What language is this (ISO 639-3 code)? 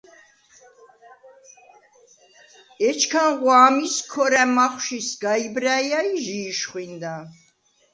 sva